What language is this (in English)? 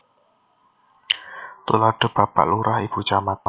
Javanese